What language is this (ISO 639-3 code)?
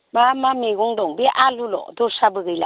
brx